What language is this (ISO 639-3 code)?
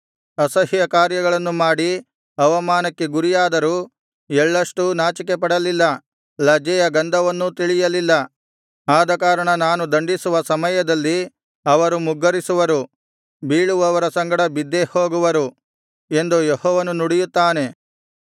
kan